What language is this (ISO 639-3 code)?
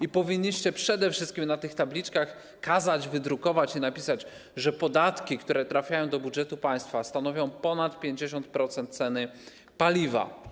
pol